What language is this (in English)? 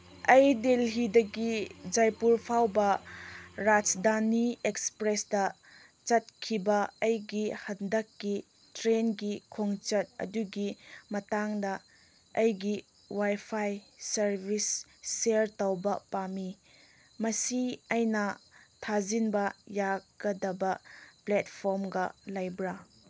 Manipuri